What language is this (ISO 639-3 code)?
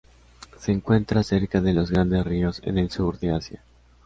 spa